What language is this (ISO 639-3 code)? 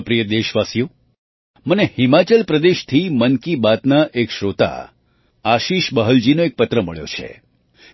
guj